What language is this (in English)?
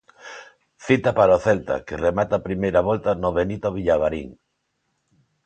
Galician